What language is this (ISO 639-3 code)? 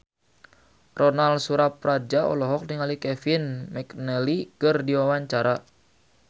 sun